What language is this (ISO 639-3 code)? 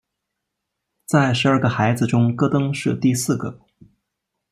zho